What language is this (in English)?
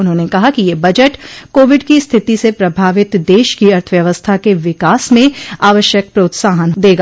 Hindi